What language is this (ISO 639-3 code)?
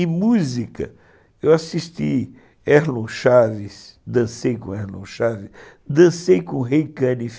por